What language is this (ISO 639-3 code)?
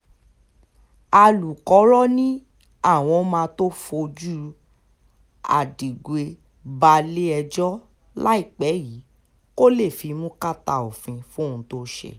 yor